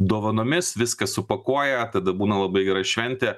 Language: Lithuanian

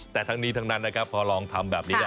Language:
Thai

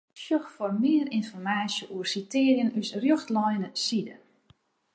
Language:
Western Frisian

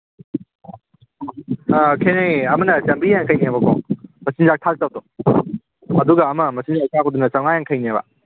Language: Manipuri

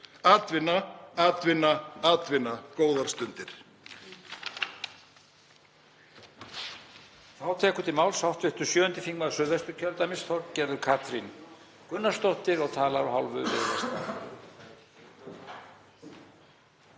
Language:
Icelandic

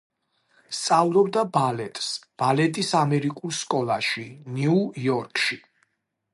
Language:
Georgian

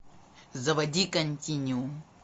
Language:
Russian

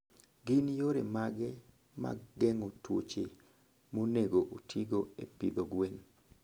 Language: Luo (Kenya and Tanzania)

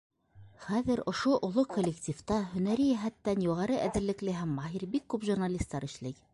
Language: Bashkir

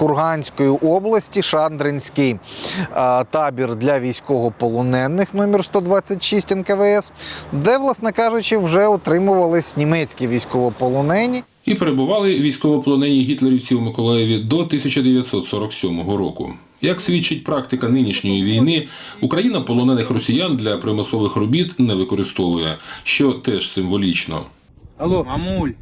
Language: Ukrainian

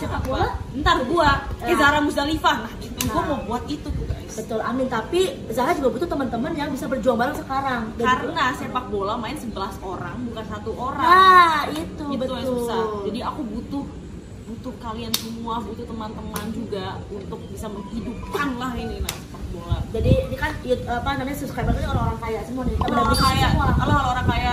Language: Indonesian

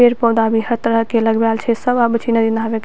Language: Maithili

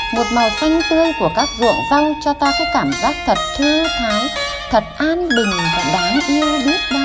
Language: Vietnamese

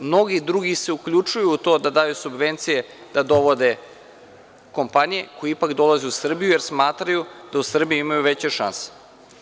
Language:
Serbian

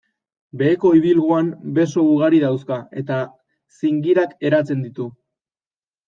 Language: Basque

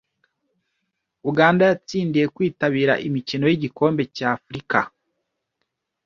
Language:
Kinyarwanda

